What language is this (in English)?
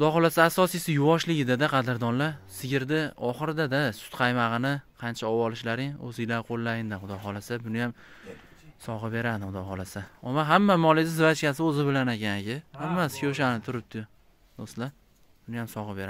Turkish